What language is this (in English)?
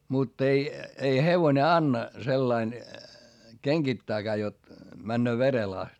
Finnish